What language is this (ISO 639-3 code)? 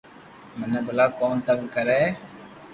lrk